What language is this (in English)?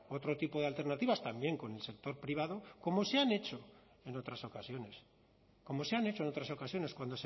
Spanish